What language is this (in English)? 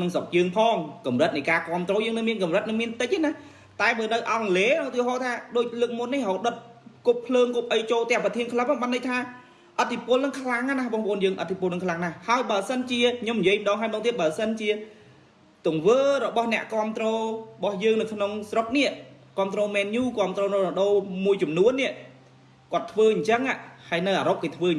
Vietnamese